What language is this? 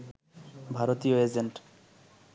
Bangla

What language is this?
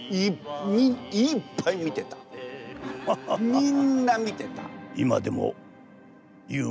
Japanese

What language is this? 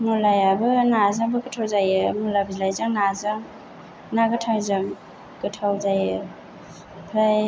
Bodo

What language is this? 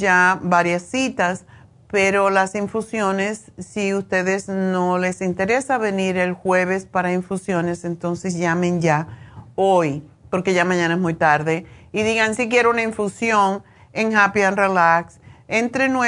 Spanish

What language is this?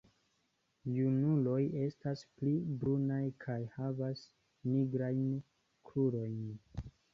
Esperanto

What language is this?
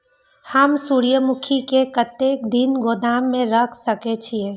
Maithili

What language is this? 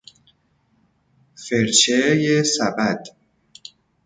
Persian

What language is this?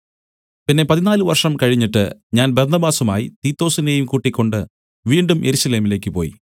Malayalam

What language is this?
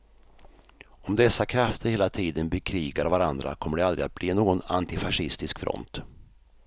Swedish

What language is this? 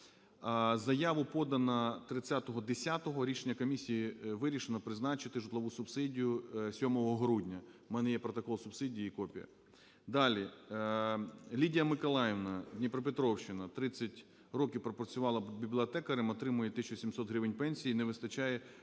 Ukrainian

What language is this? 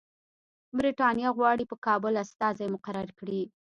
Pashto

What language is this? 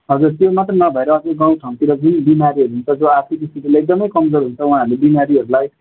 Nepali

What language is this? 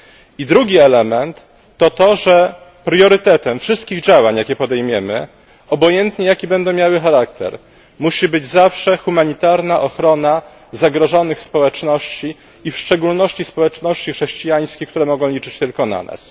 Polish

